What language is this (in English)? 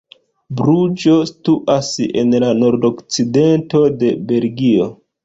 Esperanto